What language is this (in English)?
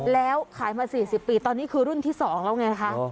Thai